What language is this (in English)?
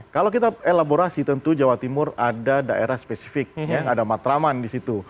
Indonesian